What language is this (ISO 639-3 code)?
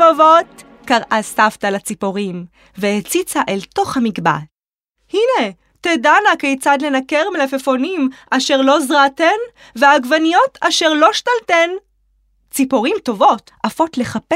heb